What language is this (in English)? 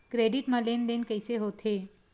Chhattisgarhi